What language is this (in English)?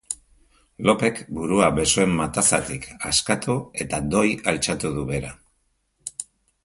Basque